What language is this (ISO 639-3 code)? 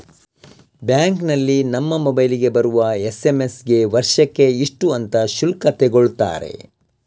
kan